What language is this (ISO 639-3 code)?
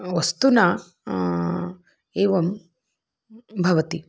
san